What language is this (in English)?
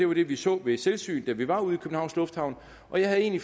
Danish